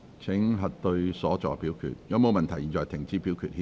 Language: Cantonese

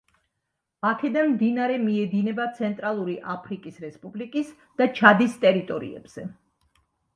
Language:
Georgian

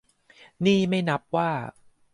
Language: Thai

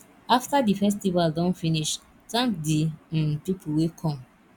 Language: Nigerian Pidgin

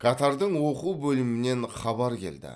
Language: Kazakh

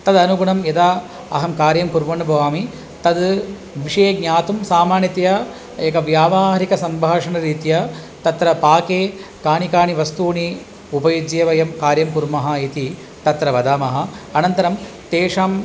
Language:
Sanskrit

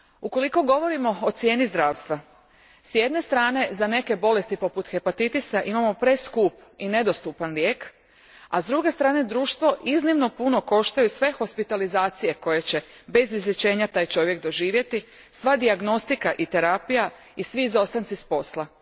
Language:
Croatian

